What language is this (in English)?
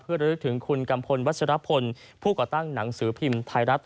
Thai